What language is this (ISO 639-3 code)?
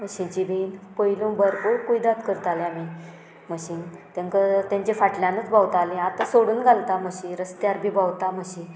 kok